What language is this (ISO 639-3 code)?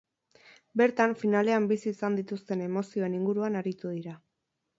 eus